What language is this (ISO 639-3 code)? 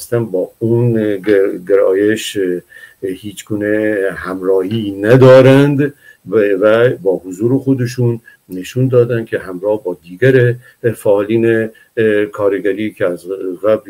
fas